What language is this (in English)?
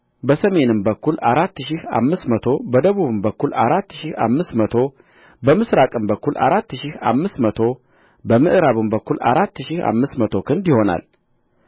Amharic